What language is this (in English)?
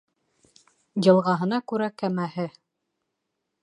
Bashkir